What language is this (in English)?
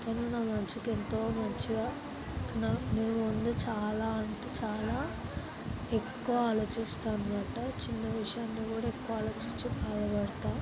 Telugu